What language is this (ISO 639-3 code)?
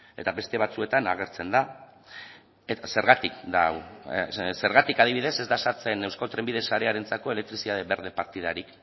eus